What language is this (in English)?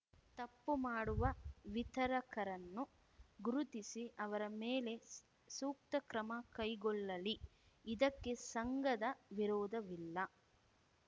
Kannada